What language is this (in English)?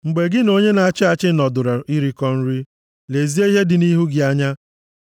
Igbo